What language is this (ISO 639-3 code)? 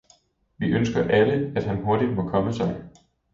dan